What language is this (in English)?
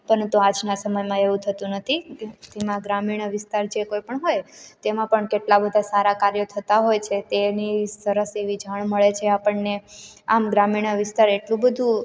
Gujarati